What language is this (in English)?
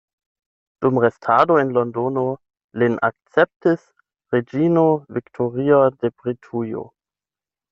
Esperanto